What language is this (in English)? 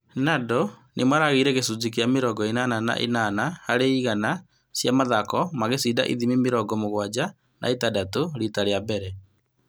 Kikuyu